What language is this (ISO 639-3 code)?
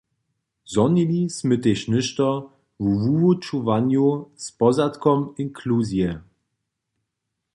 hsb